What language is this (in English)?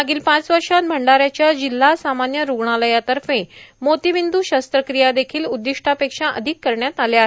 Marathi